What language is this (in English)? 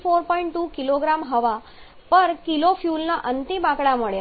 Gujarati